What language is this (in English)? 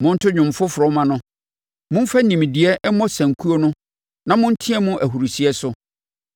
Akan